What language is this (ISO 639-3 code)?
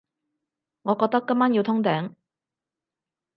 yue